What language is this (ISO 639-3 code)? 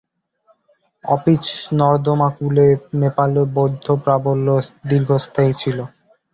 ben